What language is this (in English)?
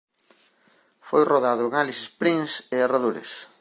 Galician